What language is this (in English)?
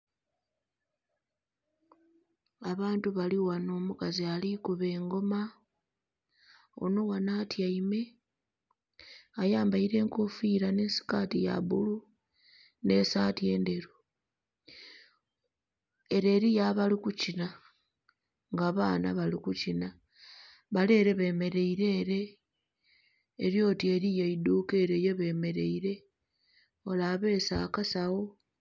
Soga